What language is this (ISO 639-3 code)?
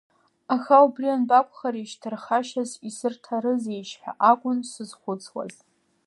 abk